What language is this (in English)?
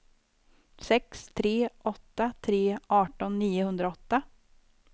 Swedish